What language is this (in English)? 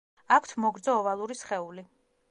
Georgian